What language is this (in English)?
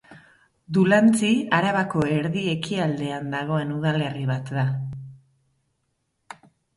Basque